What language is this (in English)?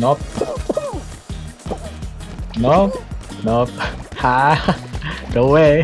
English